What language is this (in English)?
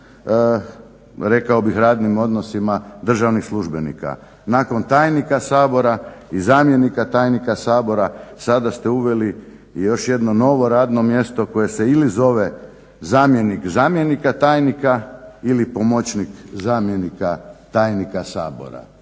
Croatian